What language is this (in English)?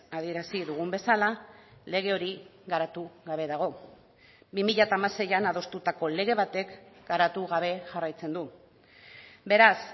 Basque